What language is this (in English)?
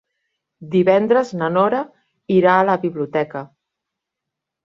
Catalan